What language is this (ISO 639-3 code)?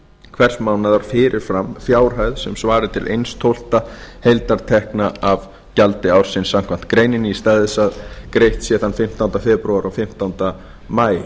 isl